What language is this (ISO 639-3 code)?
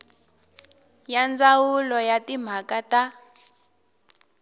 tso